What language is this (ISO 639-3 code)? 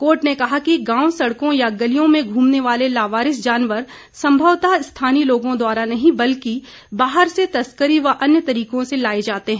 hin